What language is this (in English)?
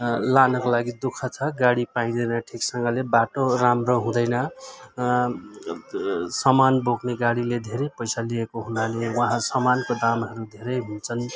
Nepali